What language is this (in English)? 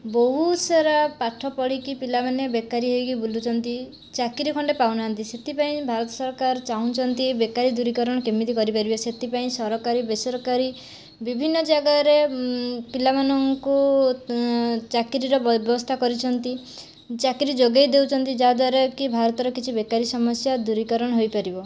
Odia